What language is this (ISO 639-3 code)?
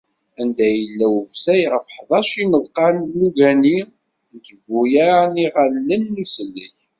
kab